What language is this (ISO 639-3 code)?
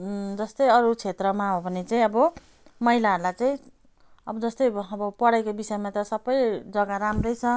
nep